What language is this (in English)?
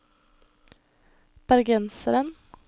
Norwegian